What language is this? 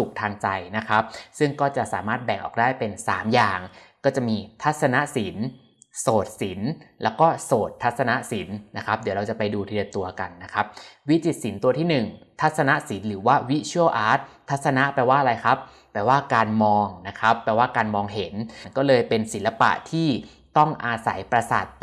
Thai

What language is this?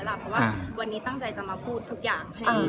Thai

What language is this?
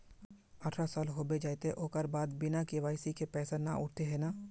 Magahi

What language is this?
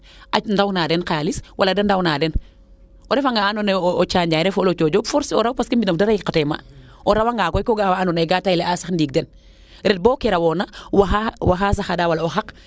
Serer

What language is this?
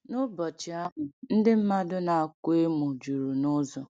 Igbo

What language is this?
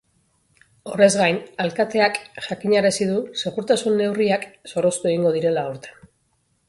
Basque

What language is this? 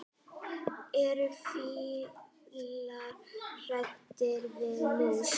Icelandic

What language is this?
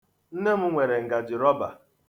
Igbo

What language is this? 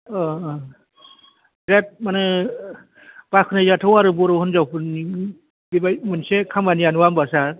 Bodo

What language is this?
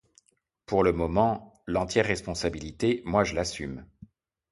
French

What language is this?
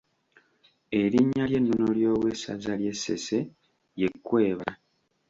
Ganda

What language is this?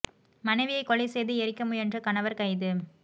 Tamil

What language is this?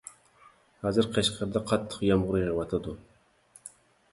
Uyghur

